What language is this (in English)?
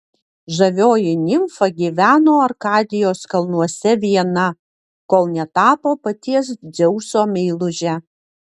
Lithuanian